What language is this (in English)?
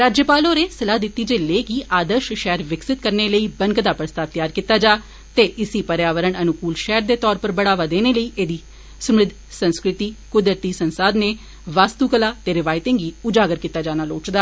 Dogri